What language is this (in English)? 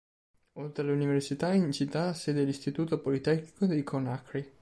Italian